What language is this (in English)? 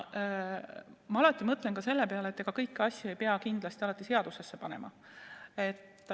Estonian